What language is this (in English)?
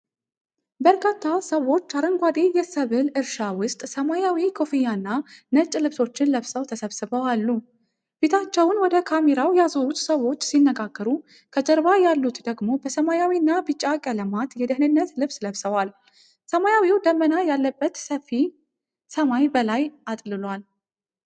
Amharic